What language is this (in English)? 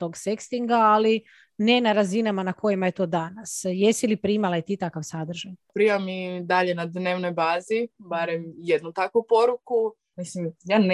Croatian